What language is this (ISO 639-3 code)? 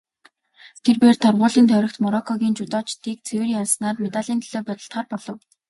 mon